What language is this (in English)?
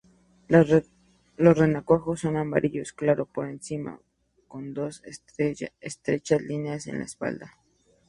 Spanish